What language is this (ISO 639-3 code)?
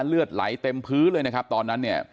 tha